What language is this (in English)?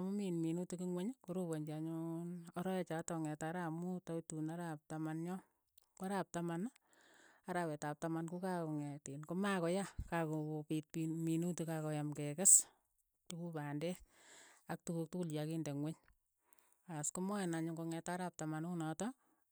Keiyo